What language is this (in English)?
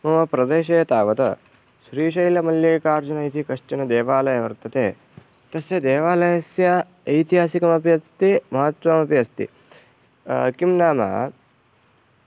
Sanskrit